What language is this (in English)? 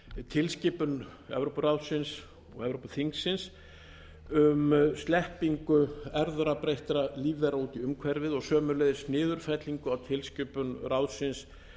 Icelandic